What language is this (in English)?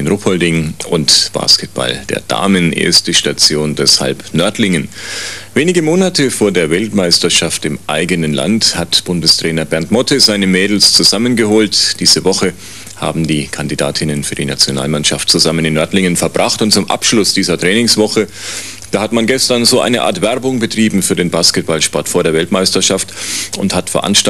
German